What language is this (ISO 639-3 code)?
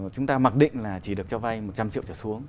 vie